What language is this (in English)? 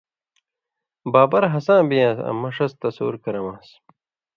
Indus Kohistani